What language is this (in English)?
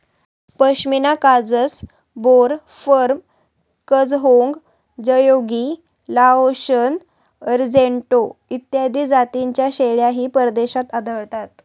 Marathi